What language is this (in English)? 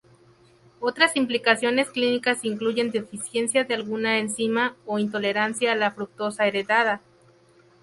Spanish